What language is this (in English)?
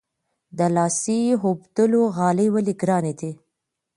Pashto